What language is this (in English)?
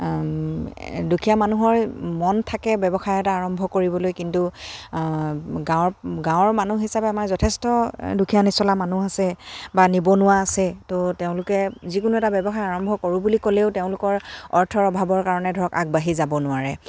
Assamese